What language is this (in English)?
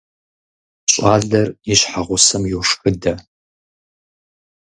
Kabardian